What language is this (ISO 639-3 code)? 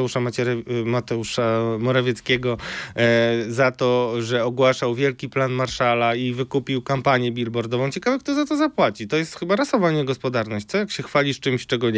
pol